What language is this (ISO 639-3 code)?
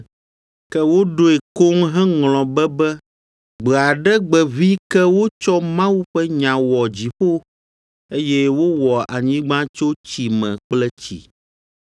ewe